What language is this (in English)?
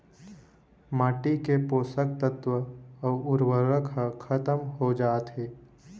Chhattisgarhi